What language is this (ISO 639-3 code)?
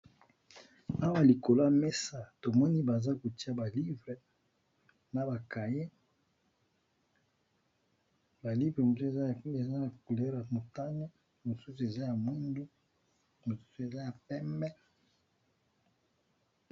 lin